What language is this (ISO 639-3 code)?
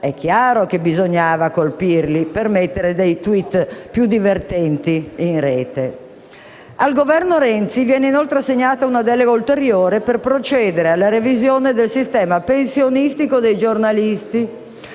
ita